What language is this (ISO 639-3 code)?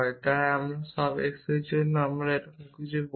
ben